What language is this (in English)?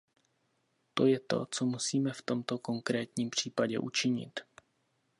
Czech